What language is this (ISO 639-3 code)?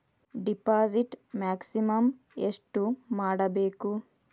kan